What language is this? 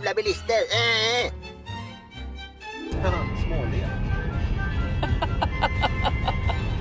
Swedish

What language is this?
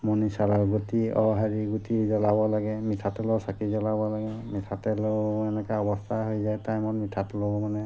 Assamese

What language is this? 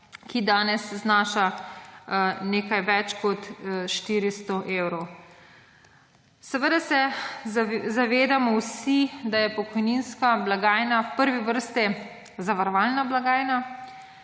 Slovenian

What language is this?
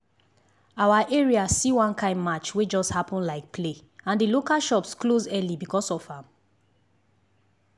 Nigerian Pidgin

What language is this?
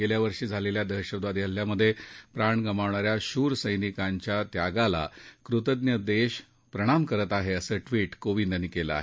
Marathi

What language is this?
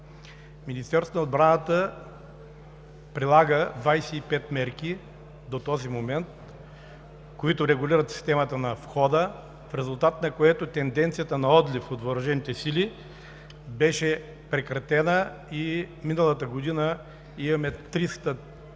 Bulgarian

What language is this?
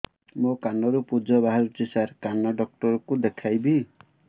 Odia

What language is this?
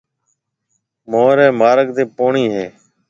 Marwari (Pakistan)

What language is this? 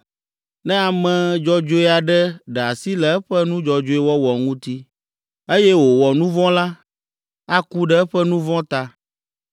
Ewe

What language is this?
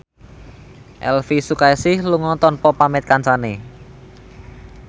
Javanese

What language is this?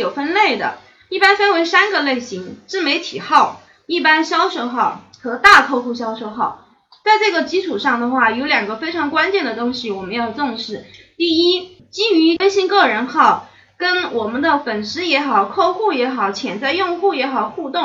Chinese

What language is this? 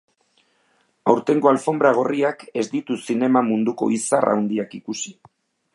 Basque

